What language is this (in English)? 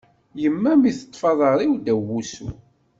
Kabyle